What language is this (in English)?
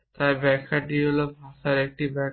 Bangla